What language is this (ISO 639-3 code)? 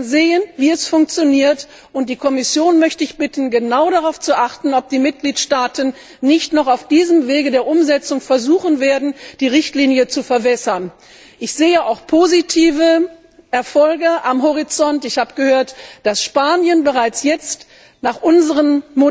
deu